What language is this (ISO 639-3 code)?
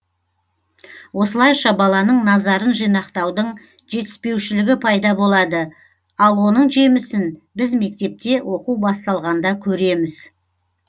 kaz